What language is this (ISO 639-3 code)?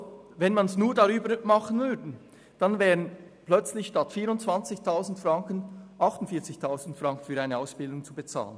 gsw